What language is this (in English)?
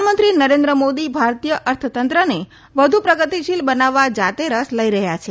Gujarati